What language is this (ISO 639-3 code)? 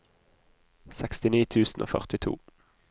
nor